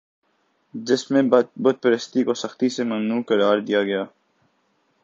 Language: Urdu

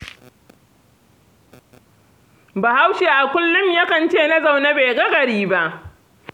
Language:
Hausa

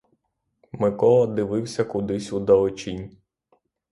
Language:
Ukrainian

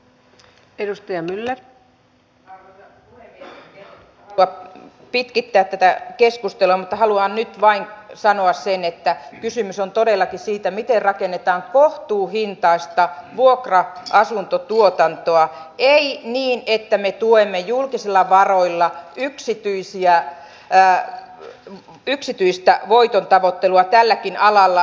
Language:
Finnish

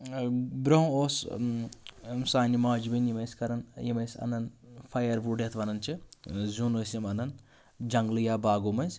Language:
Kashmiri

